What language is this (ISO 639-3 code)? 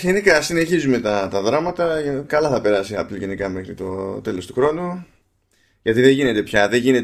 ell